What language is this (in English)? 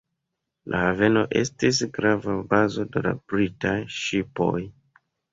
Esperanto